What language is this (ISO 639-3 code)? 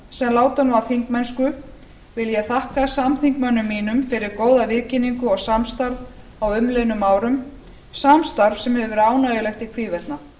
isl